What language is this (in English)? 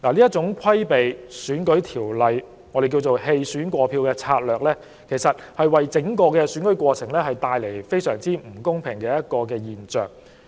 Cantonese